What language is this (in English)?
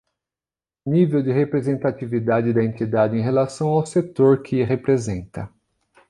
Portuguese